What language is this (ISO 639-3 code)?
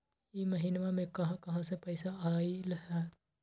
mag